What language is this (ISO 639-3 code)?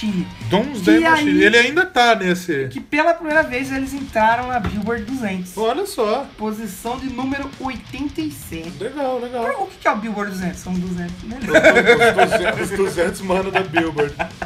por